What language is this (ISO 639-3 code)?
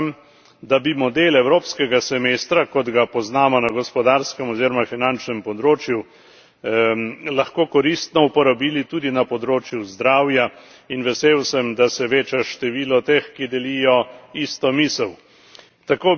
slv